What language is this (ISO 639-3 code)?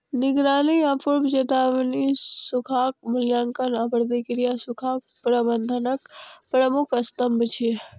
mai